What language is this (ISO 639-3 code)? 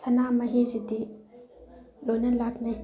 mni